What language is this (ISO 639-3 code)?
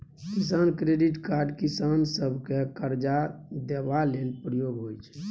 mai